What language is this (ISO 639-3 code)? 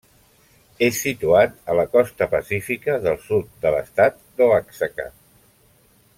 cat